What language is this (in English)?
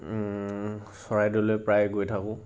Assamese